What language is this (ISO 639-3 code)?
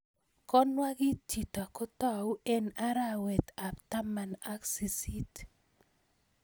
kln